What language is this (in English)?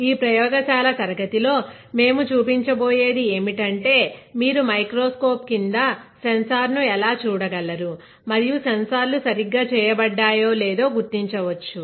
Telugu